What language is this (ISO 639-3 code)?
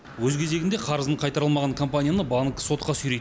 kaz